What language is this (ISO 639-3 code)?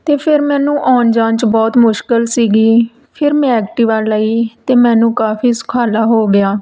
pan